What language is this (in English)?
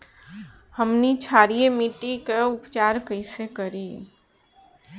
Bhojpuri